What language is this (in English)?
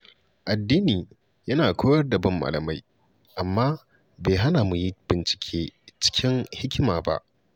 Hausa